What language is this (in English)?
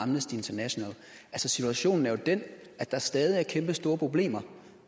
Danish